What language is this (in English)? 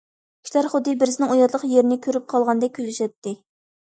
Uyghur